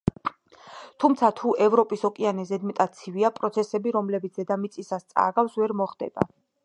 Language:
Georgian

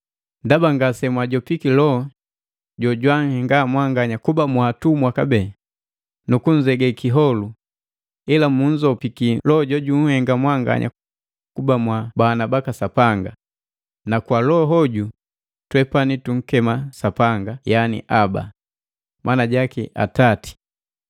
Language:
Matengo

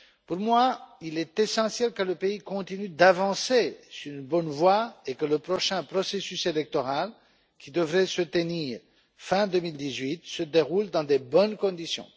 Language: French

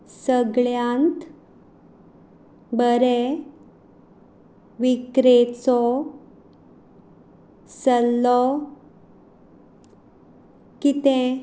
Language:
Konkani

